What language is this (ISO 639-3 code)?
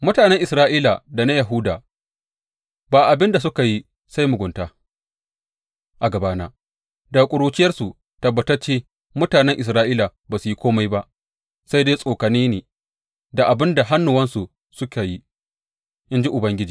hau